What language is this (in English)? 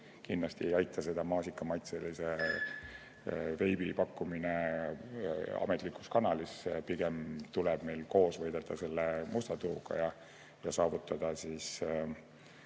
Estonian